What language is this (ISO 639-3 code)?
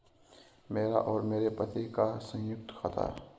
hin